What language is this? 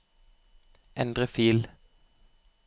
Norwegian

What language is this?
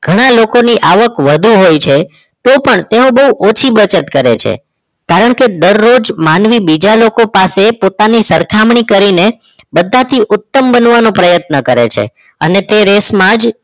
Gujarati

